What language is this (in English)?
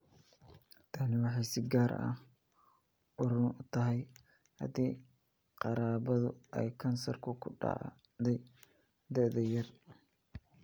Somali